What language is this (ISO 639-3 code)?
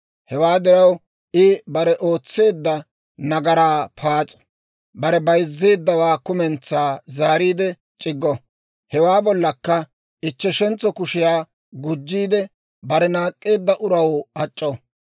dwr